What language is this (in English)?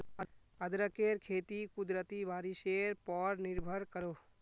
Magahi